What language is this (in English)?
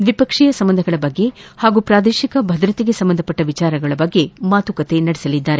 Kannada